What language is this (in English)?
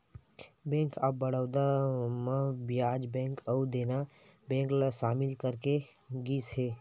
Chhattisgarhi